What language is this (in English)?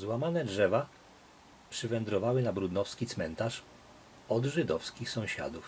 Polish